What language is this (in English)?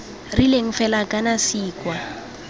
Tswana